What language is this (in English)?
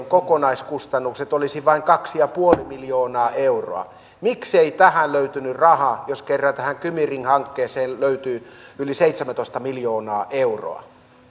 Finnish